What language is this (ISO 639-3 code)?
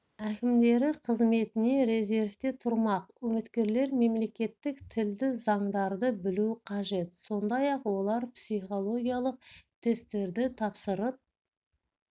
kaz